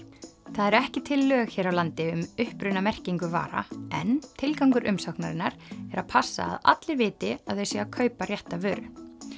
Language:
Icelandic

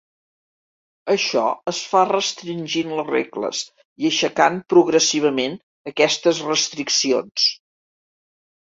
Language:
Catalan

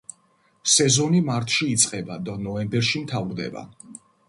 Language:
Georgian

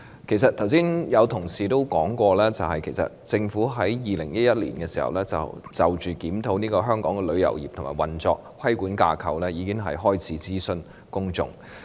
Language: Cantonese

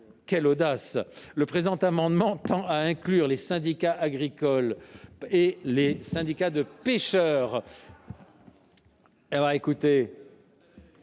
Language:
French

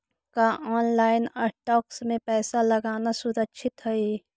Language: Magahi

